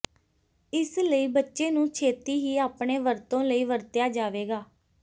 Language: Punjabi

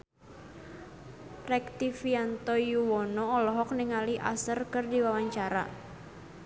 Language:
Sundanese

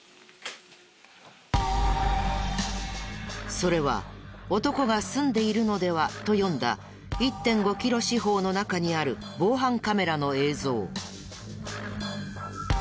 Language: Japanese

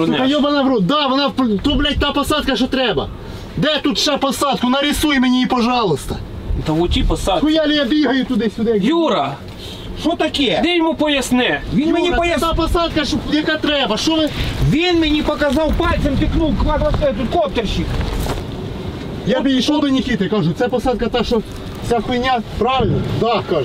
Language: Russian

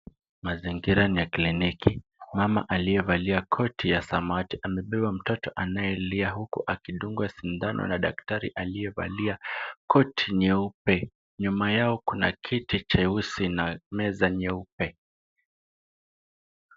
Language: Swahili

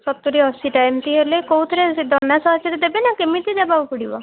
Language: Odia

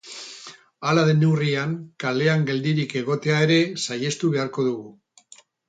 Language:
Basque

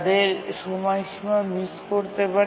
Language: Bangla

